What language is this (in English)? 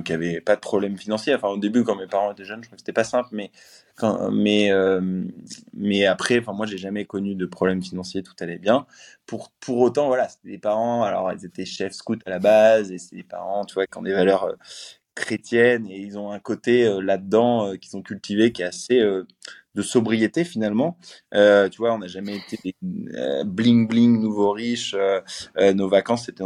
French